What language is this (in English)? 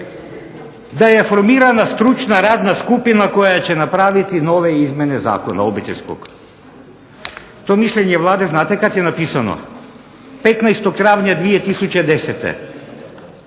Croatian